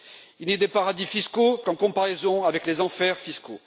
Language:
French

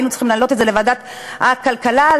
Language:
Hebrew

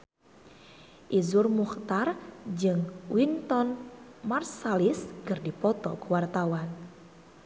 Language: Sundanese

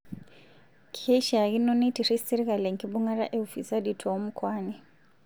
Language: Masai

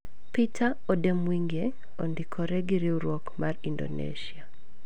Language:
Luo (Kenya and Tanzania)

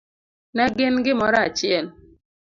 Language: Luo (Kenya and Tanzania)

